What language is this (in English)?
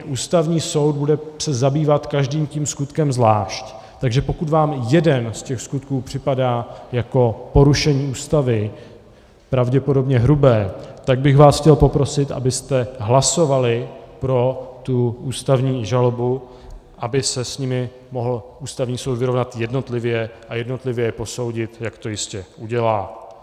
Czech